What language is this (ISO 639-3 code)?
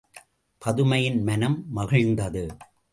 tam